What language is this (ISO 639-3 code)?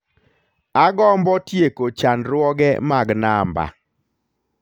luo